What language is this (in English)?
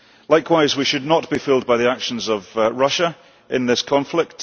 English